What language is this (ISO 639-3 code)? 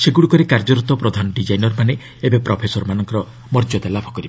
ori